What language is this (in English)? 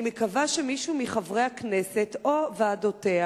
Hebrew